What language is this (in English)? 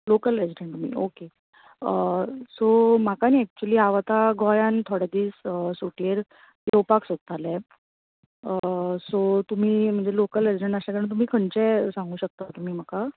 Konkani